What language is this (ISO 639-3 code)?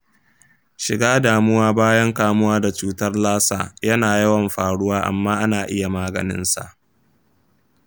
hau